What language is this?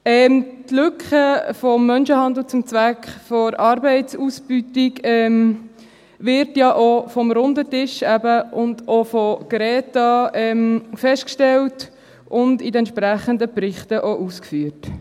Swiss German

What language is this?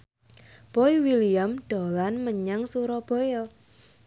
Javanese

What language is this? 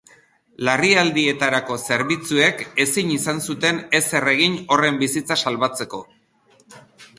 Basque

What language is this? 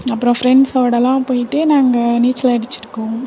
Tamil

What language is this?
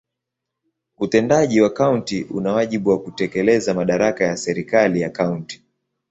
Swahili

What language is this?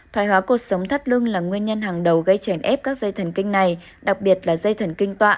Vietnamese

